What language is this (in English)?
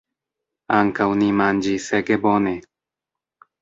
Esperanto